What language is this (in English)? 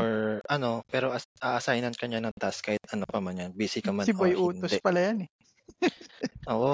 Filipino